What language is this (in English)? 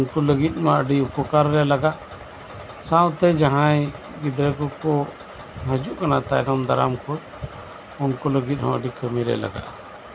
Santali